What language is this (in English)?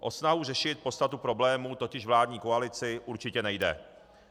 Czech